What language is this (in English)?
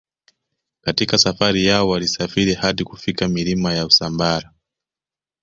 Swahili